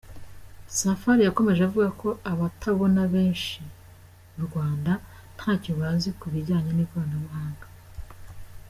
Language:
Kinyarwanda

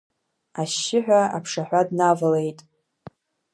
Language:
Abkhazian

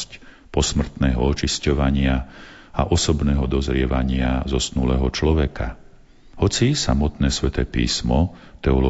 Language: Slovak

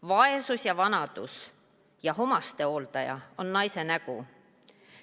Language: Estonian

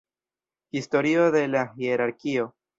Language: Esperanto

